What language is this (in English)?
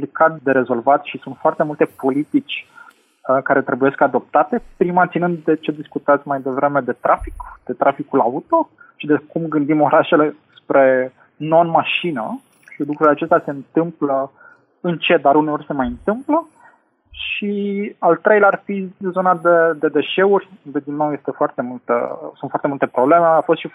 Romanian